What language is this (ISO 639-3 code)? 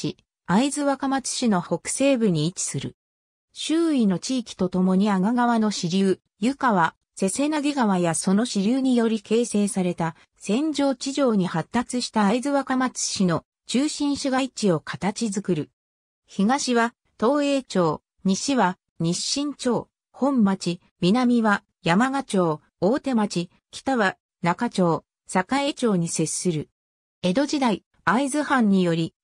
jpn